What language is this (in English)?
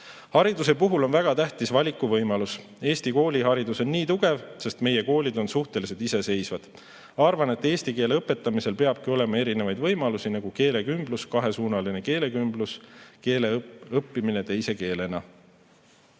Estonian